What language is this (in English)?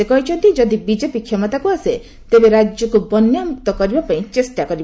Odia